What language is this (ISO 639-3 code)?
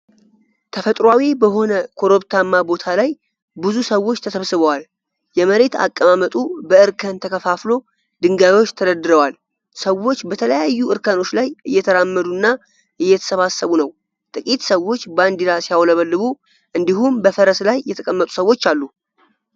amh